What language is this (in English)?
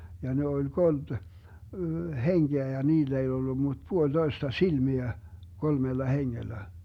Finnish